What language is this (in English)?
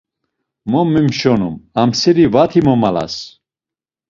Laz